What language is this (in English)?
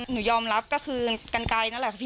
Thai